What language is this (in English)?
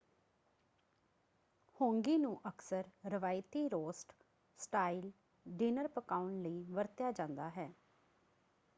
Punjabi